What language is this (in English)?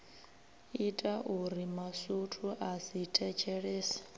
Venda